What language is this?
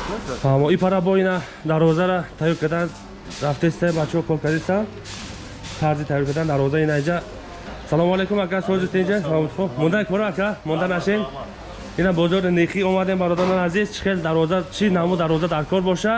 Turkish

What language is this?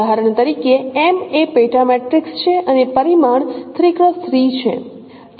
Gujarati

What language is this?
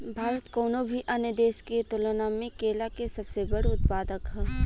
Bhojpuri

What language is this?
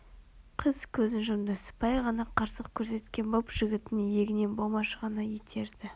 Kazakh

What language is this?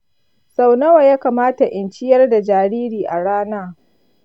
Hausa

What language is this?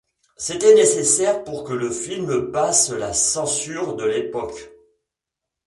French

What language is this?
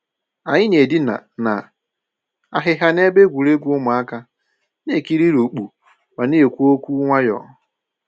Igbo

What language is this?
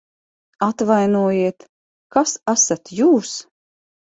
Latvian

